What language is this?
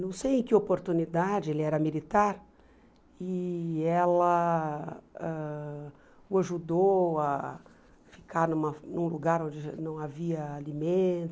Portuguese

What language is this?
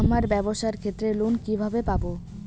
Bangla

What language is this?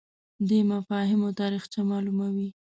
Pashto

